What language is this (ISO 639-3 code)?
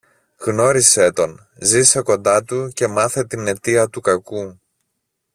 ell